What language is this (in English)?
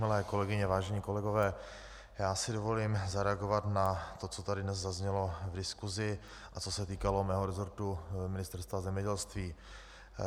Czech